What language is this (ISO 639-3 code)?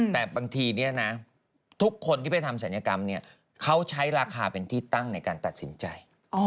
tha